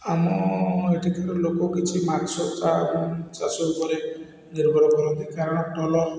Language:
Odia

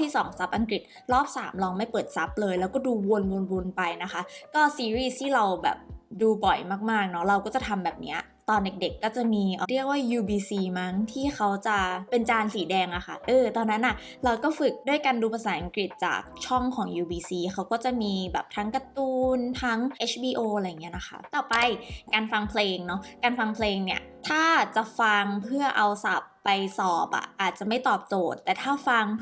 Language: Thai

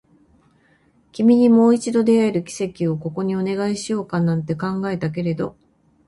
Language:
Japanese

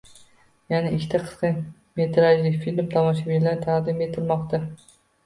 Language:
Uzbek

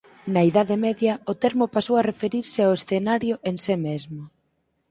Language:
Galician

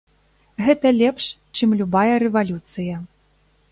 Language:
Belarusian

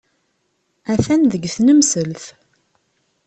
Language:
Kabyle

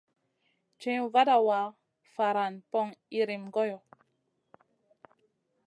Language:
Masana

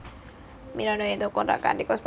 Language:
Javanese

